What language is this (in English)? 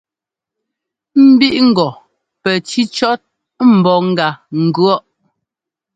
Ngomba